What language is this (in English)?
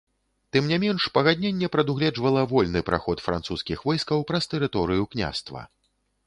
Belarusian